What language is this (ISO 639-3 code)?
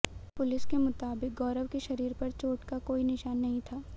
hin